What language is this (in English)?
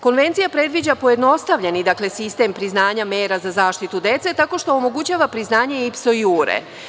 Serbian